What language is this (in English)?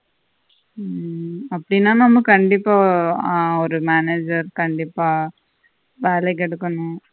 Tamil